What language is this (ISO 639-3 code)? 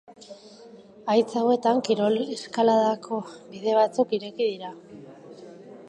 eus